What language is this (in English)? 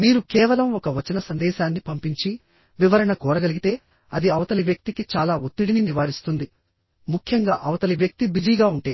Telugu